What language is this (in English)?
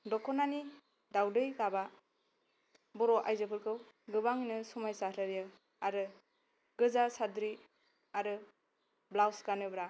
Bodo